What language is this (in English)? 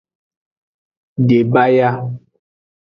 Aja (Benin)